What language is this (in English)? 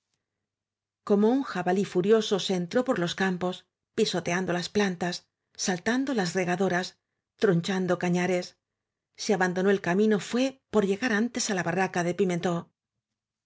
Spanish